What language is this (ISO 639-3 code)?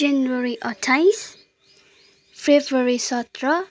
nep